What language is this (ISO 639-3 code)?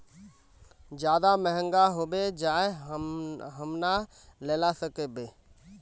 mag